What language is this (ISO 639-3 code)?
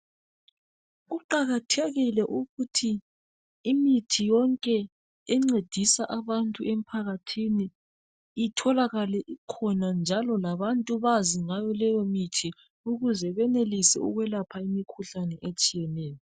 nde